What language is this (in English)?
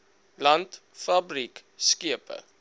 Afrikaans